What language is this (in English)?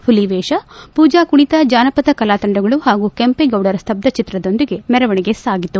Kannada